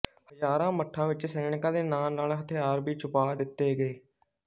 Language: Punjabi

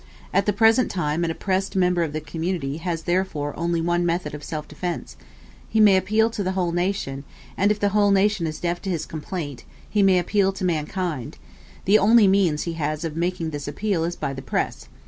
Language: English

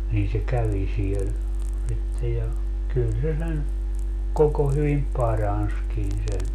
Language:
Finnish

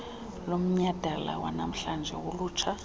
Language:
Xhosa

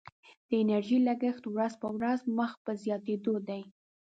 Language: Pashto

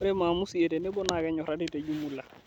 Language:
Masai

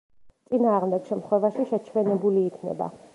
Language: Georgian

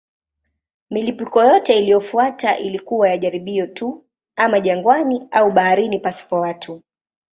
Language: Swahili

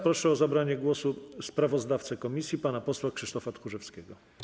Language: Polish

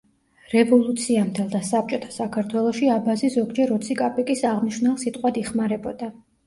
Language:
Georgian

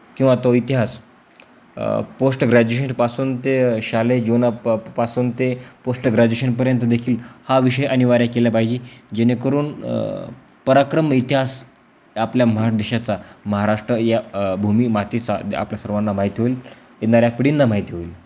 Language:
Marathi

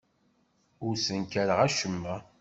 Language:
Kabyle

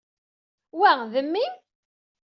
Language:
Kabyle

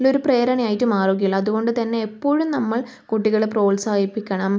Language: Malayalam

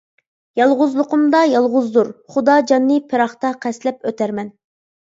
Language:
Uyghur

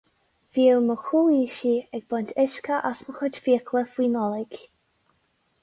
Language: Irish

